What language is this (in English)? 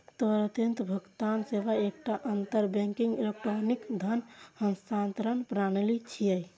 Maithili